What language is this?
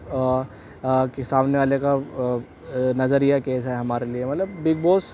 Urdu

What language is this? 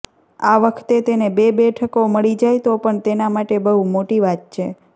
Gujarati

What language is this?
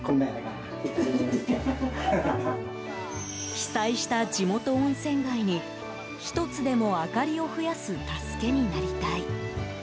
Japanese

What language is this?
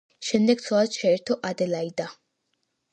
Georgian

